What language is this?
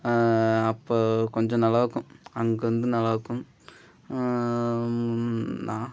Tamil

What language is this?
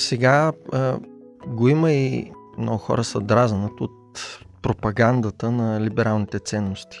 Bulgarian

